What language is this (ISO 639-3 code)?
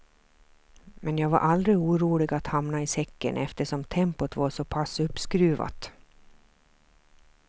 swe